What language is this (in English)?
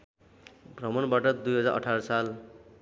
Nepali